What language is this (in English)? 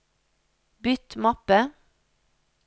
Norwegian